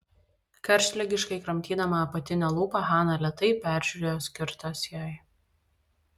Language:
Lithuanian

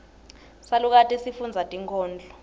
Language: Swati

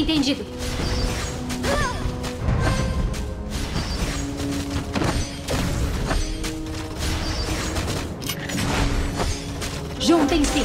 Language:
Portuguese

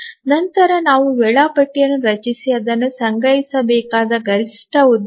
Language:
Kannada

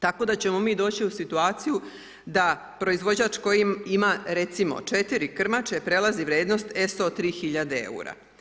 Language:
Croatian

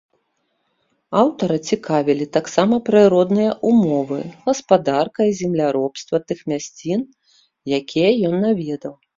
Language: Belarusian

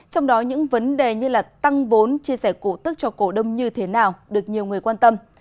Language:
Vietnamese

